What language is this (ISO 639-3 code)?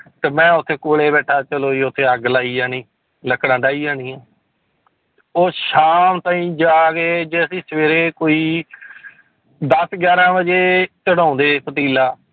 pan